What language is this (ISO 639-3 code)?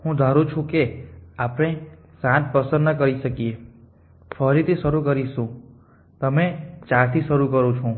guj